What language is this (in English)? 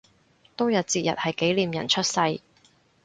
Cantonese